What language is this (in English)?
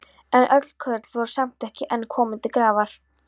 Icelandic